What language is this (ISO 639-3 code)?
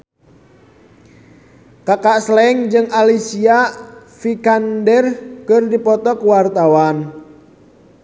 sun